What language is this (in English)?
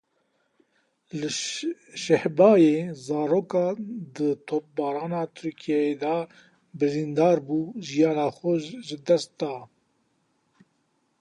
Kurdish